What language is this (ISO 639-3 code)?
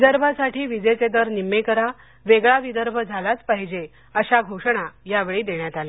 mar